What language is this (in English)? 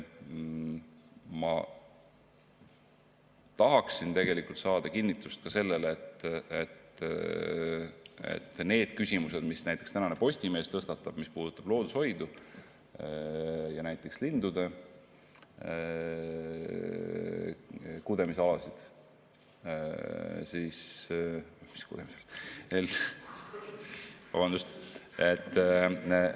Estonian